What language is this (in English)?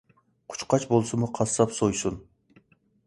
Uyghur